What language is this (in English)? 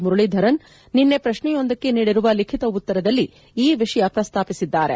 Kannada